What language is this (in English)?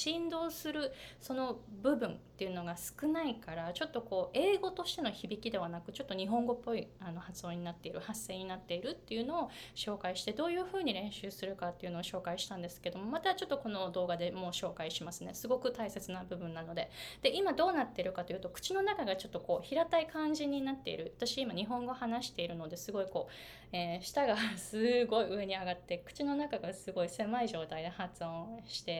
Japanese